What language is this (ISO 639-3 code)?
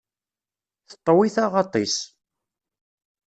kab